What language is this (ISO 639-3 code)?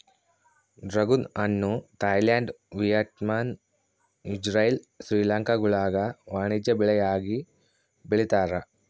kan